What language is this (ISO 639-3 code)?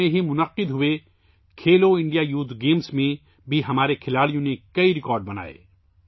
urd